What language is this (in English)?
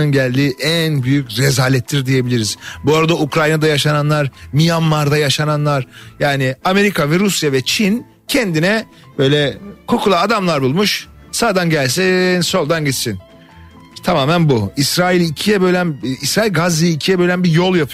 Turkish